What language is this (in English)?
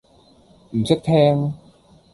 Cantonese